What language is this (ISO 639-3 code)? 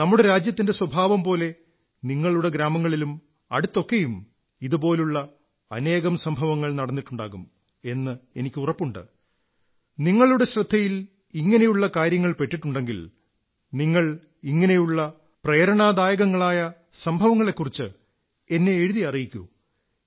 mal